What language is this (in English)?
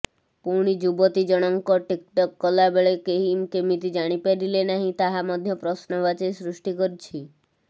Odia